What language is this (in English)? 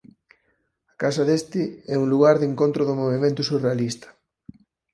Galician